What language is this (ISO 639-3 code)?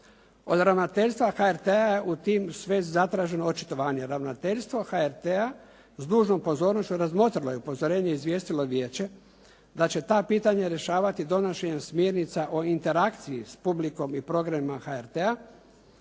hrv